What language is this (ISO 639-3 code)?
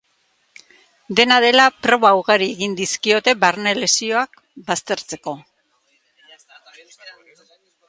eus